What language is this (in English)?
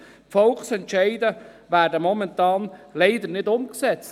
Swiss German